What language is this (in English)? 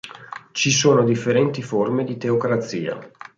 Italian